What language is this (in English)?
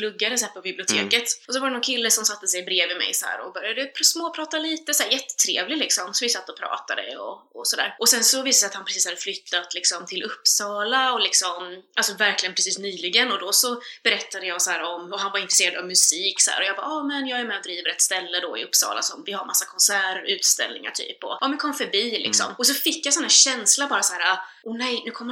Swedish